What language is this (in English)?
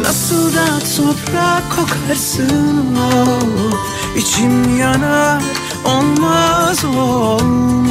Turkish